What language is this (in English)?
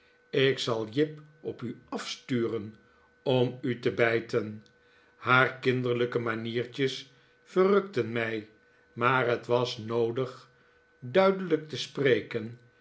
Dutch